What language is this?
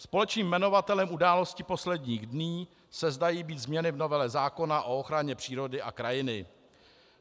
Czech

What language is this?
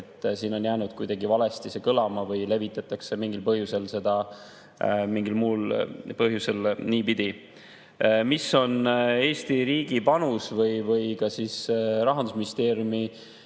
Estonian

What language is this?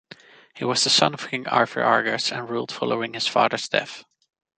English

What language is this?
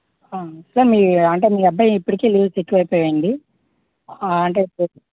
Telugu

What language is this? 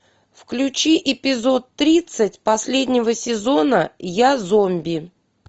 Russian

